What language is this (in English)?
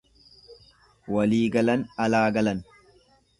Oromo